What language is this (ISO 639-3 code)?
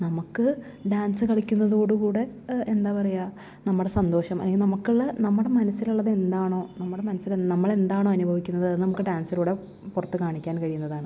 mal